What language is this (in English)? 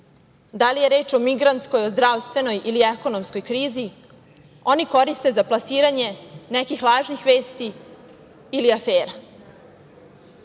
Serbian